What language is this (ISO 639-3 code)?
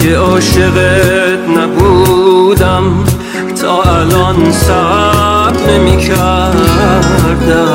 fas